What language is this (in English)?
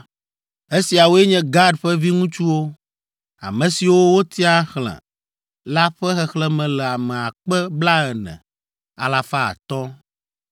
Ewe